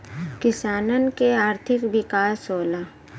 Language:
Bhojpuri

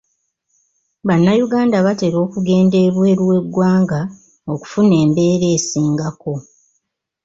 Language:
Ganda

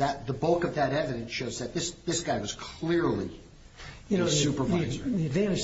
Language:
English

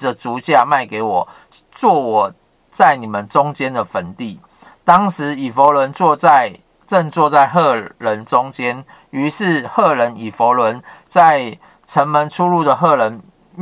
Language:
Chinese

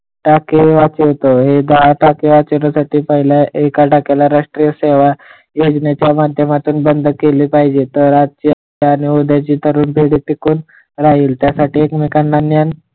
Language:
Marathi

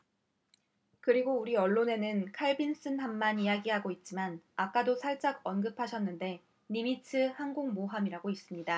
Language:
Korean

